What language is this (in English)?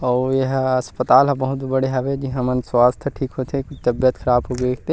Chhattisgarhi